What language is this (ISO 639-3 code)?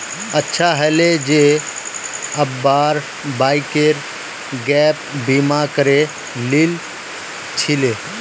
mag